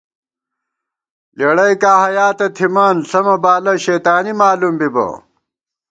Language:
Gawar-Bati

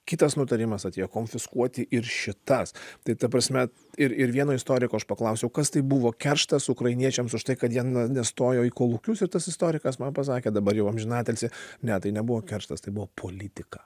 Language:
Lithuanian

